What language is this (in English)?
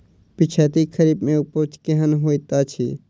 Maithili